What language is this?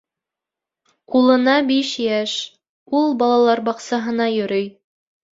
Bashkir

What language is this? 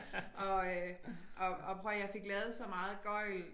Danish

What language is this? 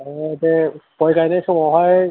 Bodo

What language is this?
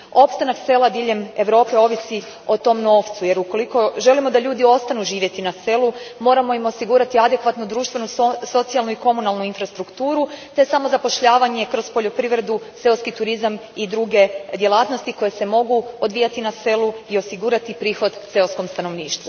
Croatian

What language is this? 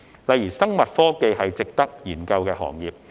Cantonese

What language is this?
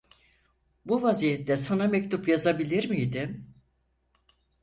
Turkish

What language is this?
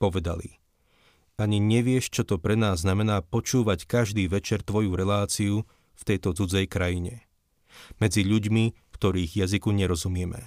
Slovak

